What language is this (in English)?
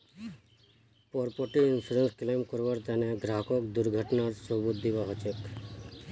Magahi